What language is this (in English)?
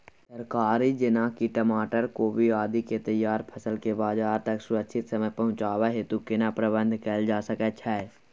Maithili